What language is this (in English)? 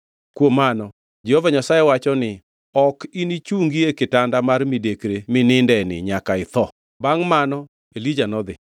Luo (Kenya and Tanzania)